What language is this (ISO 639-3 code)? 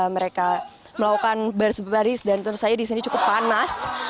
ind